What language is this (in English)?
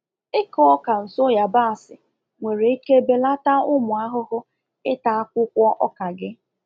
Igbo